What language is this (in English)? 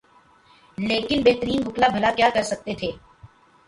Urdu